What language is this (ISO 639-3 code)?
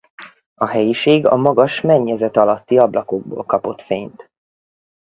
hun